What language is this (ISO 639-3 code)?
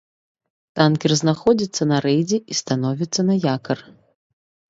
bel